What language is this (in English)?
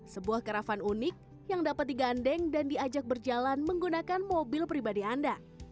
Indonesian